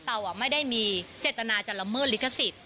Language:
Thai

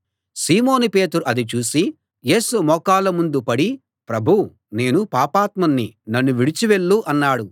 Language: Telugu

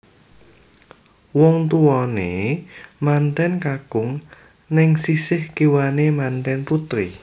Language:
Javanese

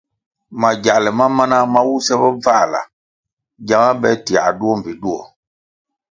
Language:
Kwasio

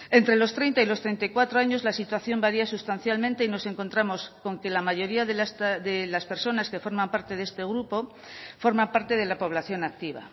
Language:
Spanish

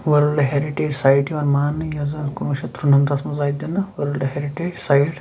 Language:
Kashmiri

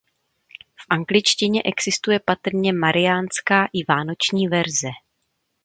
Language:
Czech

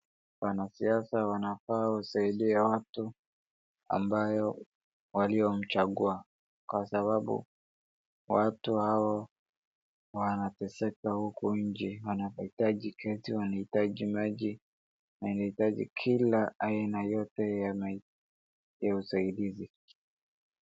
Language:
Swahili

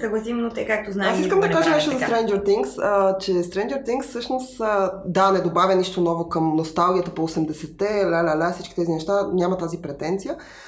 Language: Bulgarian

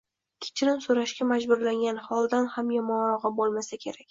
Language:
Uzbek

